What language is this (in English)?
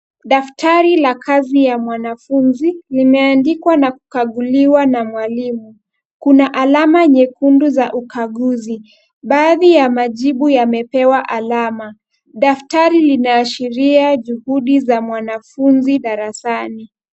Swahili